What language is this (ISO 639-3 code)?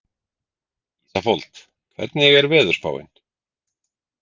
isl